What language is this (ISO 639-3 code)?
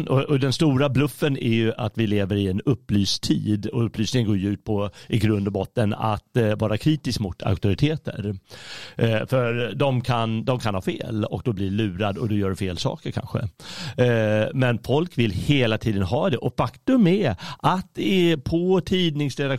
swe